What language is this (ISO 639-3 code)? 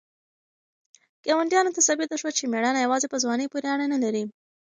pus